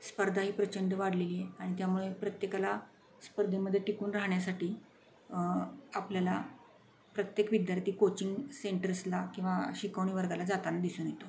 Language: Marathi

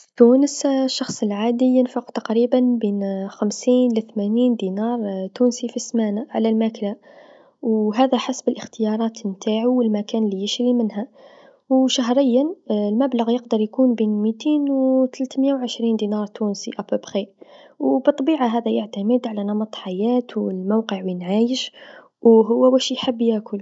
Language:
Tunisian Arabic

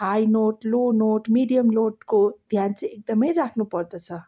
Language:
Nepali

